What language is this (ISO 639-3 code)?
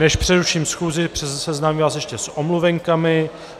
ces